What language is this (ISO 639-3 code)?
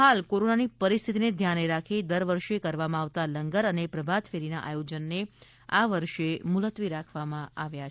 guj